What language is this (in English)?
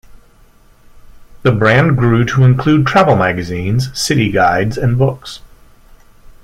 English